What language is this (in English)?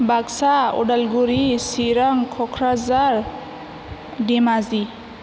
Bodo